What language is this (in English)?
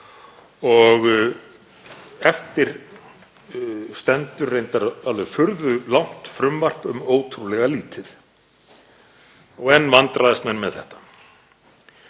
Icelandic